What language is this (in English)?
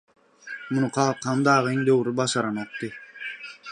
Turkmen